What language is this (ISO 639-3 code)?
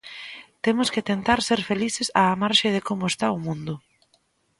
glg